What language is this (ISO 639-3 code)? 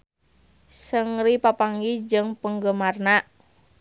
sun